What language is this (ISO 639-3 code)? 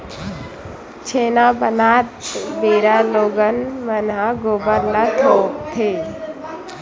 hne